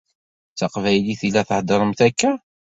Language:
Kabyle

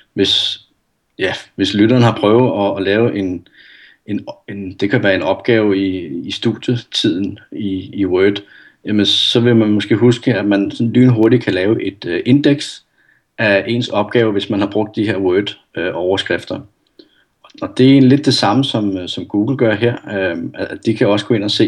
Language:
Danish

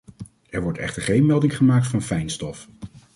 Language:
Dutch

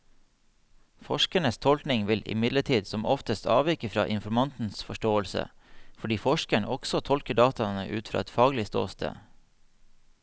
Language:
Norwegian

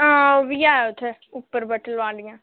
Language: Dogri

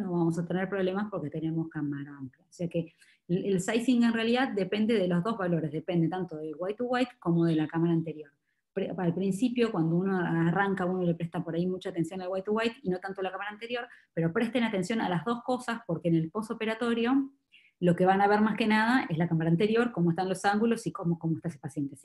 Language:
Spanish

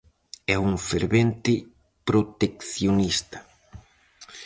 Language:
Galician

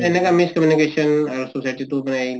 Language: Assamese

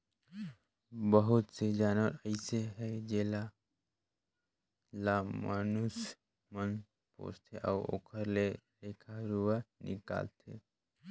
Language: Chhattisgarhi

